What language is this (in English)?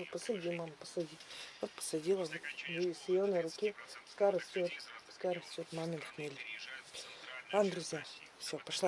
Russian